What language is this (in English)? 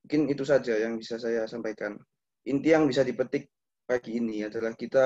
Indonesian